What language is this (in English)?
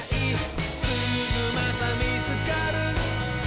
Japanese